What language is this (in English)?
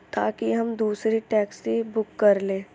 Urdu